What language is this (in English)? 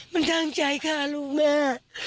Thai